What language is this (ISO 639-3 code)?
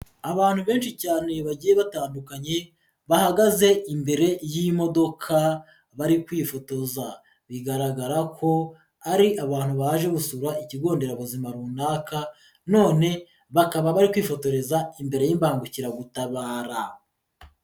kin